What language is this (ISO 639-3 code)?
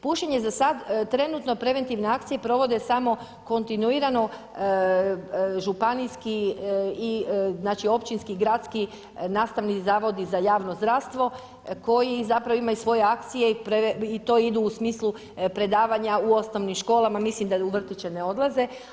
hrv